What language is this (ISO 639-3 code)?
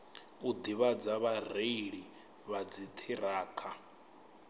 ven